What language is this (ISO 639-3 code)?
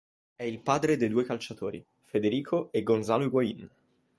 ita